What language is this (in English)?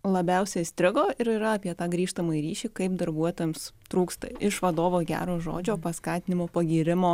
Lithuanian